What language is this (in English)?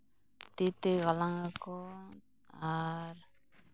Santali